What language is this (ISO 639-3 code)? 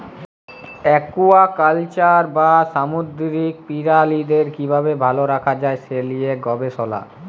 ben